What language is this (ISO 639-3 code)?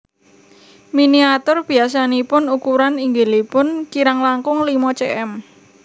jav